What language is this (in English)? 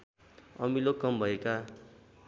Nepali